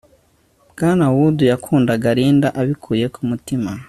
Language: Kinyarwanda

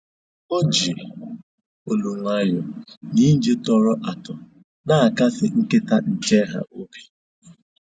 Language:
Igbo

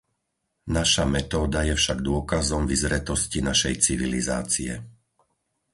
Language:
Slovak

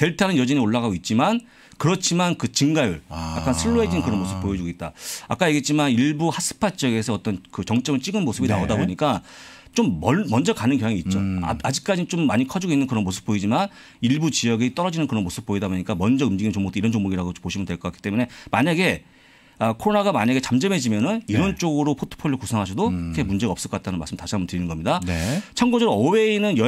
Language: Korean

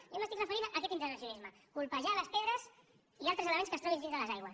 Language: Catalan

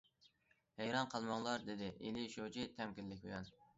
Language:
Uyghur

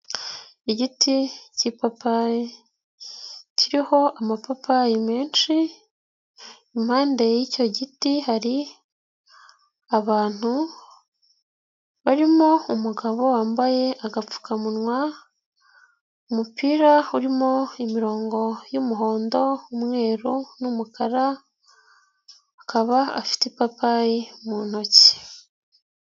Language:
Kinyarwanda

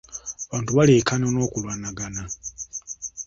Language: Ganda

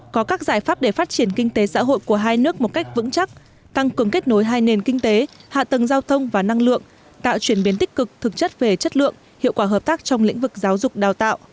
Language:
Vietnamese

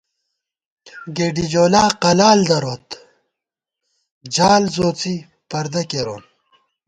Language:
Gawar-Bati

